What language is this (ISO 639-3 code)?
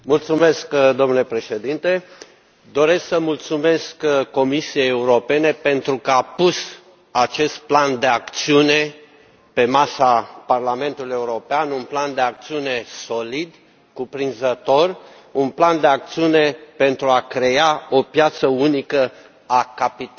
ron